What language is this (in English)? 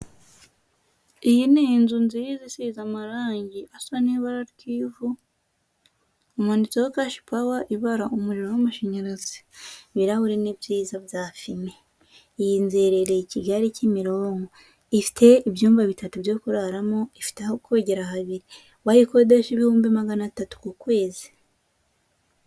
Kinyarwanda